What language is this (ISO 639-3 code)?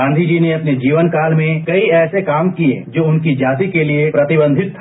hin